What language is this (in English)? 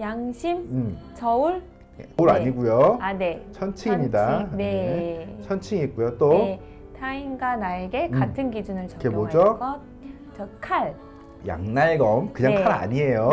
Korean